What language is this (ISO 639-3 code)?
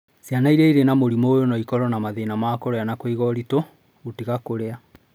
kik